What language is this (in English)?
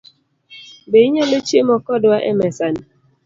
Luo (Kenya and Tanzania)